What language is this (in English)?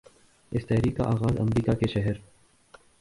Urdu